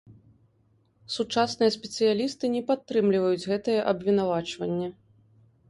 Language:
Belarusian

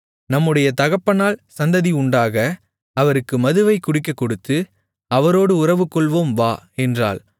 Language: Tamil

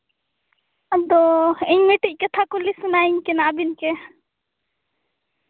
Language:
Santali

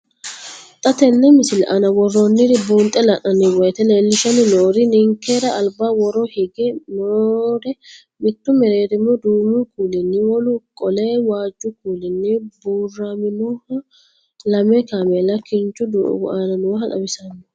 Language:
Sidamo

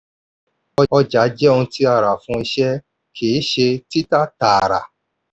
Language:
Yoruba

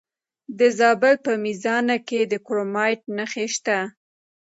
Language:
Pashto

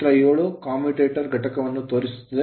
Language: Kannada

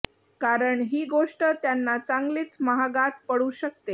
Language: Marathi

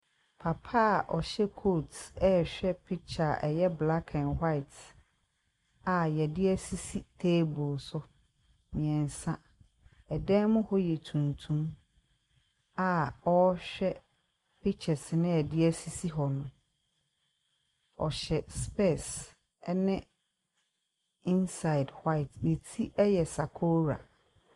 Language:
Akan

